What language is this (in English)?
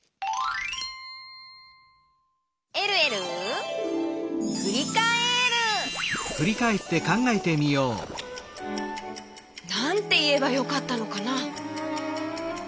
Japanese